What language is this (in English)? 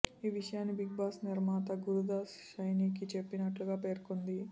Telugu